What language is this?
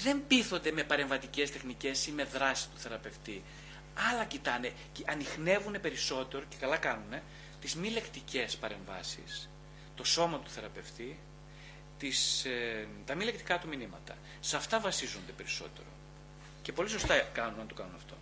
Greek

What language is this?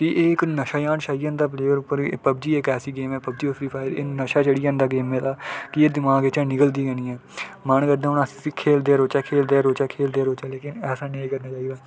Dogri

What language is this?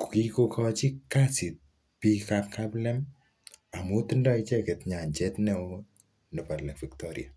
Kalenjin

